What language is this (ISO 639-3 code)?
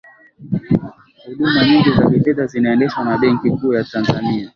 swa